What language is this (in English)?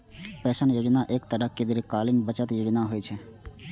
Maithili